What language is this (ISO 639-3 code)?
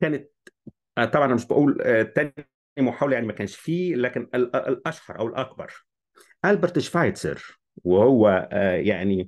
ara